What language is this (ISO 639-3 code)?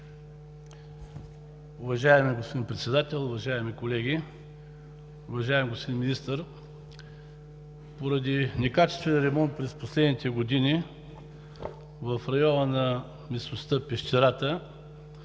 bul